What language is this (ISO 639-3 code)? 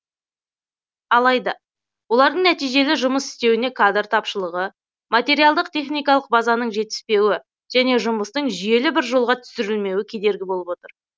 kaz